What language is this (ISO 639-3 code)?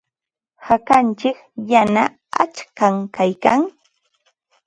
qva